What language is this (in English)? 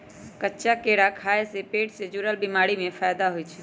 Magahi